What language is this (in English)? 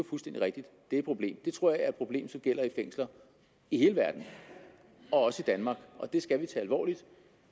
Danish